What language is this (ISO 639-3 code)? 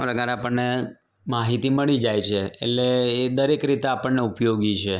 guj